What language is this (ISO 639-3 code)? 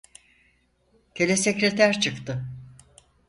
tur